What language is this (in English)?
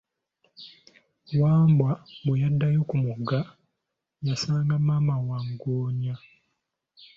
Ganda